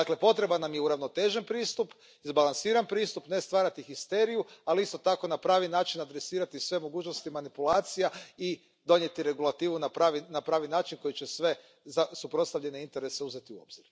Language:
Croatian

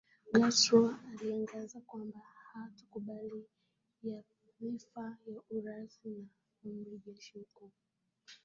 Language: Swahili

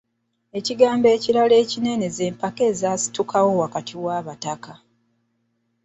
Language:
Ganda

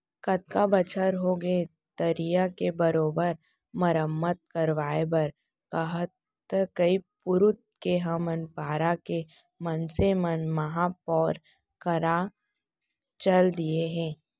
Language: Chhattisgarhi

